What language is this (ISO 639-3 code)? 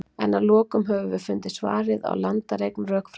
isl